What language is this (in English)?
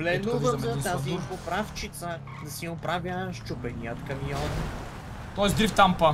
Bulgarian